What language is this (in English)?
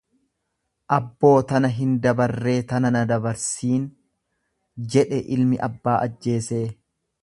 Oromo